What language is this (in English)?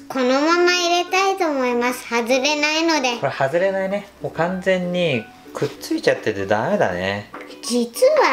Japanese